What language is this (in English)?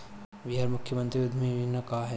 Bhojpuri